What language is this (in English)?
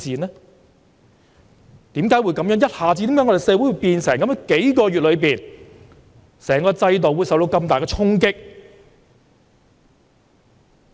Cantonese